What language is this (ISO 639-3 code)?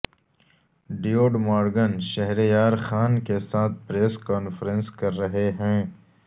urd